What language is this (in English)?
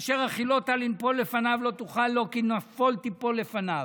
Hebrew